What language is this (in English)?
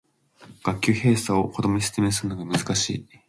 Japanese